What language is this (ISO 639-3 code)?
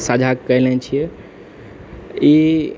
mai